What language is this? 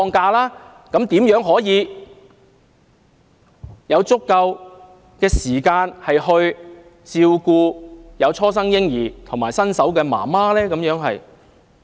Cantonese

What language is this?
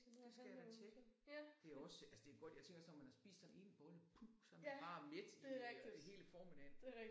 Danish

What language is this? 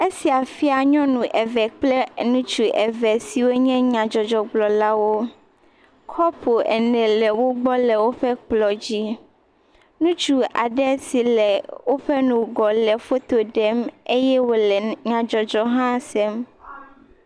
Ewe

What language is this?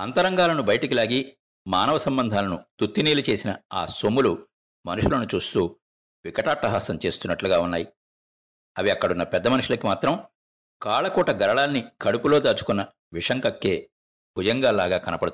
Telugu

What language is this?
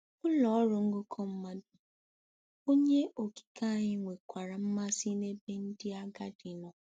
Igbo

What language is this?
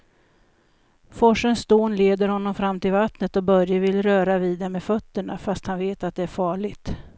Swedish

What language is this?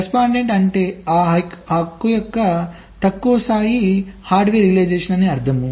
Telugu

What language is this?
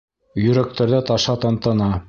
Bashkir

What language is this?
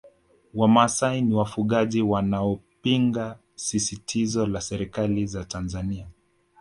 Swahili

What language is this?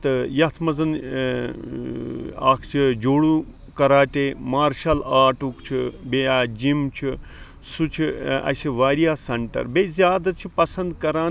Kashmiri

